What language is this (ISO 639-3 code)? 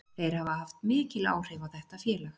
isl